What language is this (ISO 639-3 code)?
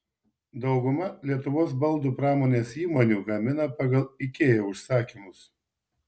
lit